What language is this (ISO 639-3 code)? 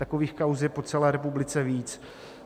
ces